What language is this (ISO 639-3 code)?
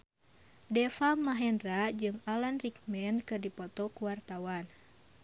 sun